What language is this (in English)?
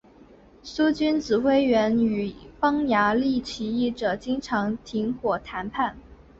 Chinese